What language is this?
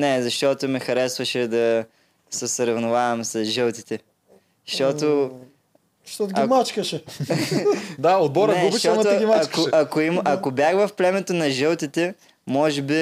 Bulgarian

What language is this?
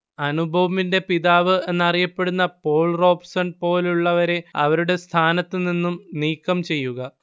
Malayalam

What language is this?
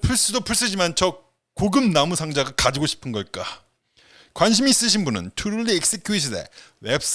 Korean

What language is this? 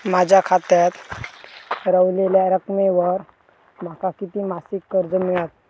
Marathi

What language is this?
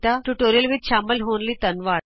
Punjabi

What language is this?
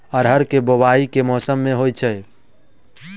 Maithili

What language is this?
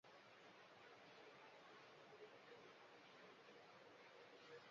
Bangla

